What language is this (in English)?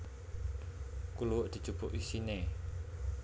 Javanese